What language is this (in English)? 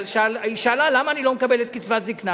Hebrew